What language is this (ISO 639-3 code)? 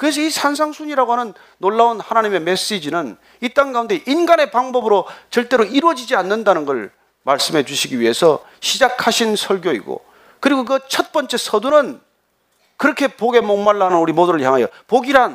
kor